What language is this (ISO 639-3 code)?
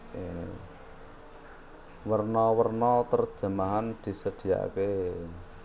jav